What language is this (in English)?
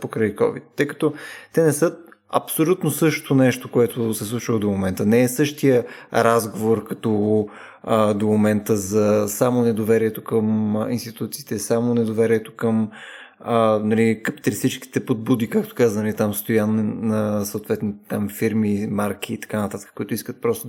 Bulgarian